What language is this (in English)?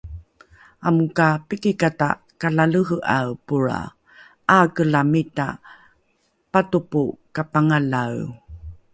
Rukai